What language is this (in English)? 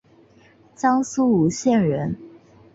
Chinese